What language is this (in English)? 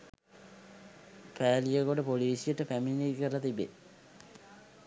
Sinhala